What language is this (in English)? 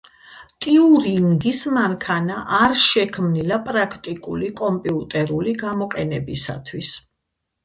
Georgian